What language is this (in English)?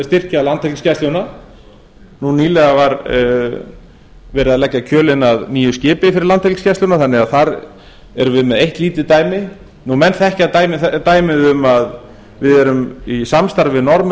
Icelandic